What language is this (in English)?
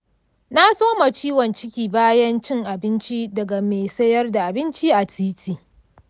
Hausa